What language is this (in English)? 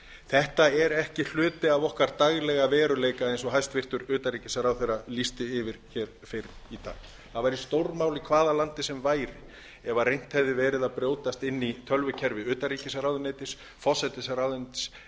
Icelandic